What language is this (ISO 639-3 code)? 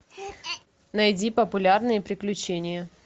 rus